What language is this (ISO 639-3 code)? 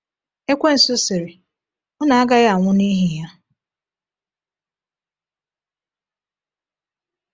ibo